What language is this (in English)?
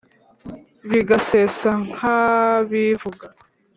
Kinyarwanda